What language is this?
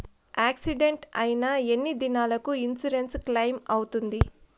Telugu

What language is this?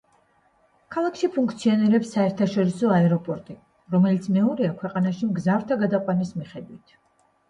Georgian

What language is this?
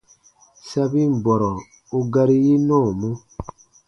Baatonum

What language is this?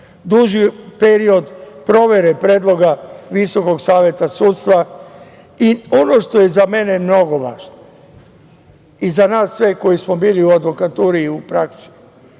Serbian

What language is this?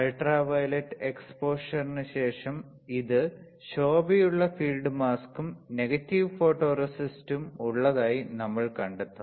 Malayalam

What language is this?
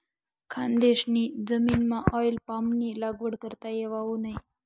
Marathi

